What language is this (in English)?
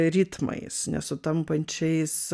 Lithuanian